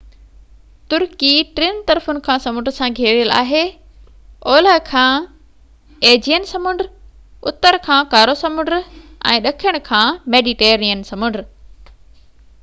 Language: Sindhi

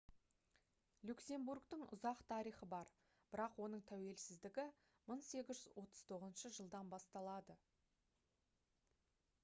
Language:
Kazakh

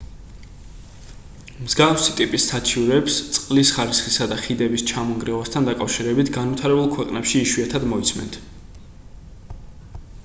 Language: Georgian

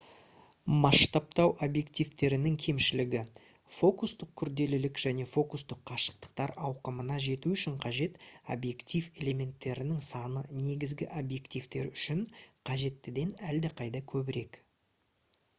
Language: Kazakh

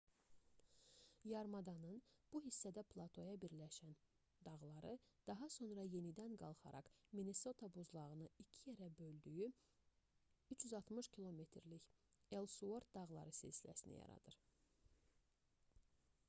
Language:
Azerbaijani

